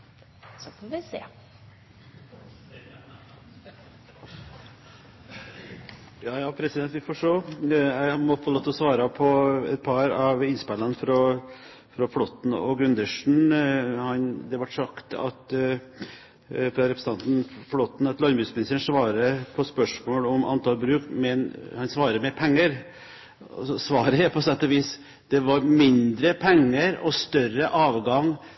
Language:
Norwegian Bokmål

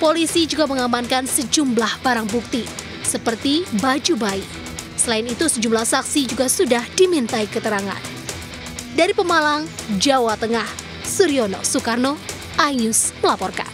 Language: Indonesian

